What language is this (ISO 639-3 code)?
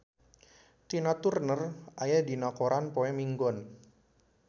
sun